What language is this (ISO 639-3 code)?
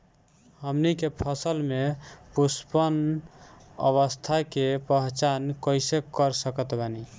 bho